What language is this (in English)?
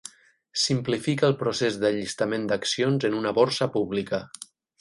Catalan